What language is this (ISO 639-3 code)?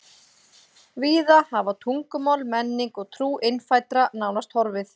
isl